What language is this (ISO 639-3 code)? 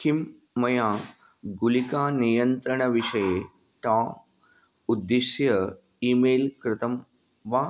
san